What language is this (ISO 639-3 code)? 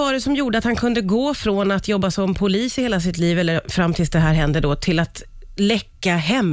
swe